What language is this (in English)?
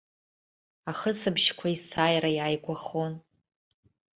Abkhazian